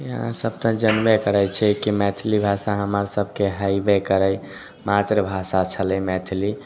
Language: Maithili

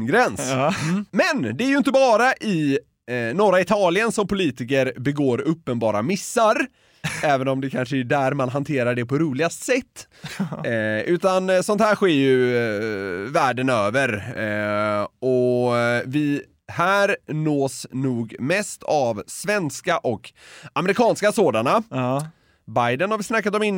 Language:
Swedish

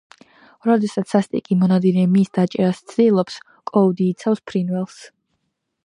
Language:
Georgian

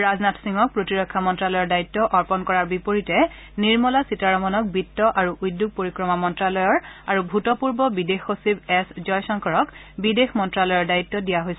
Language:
Assamese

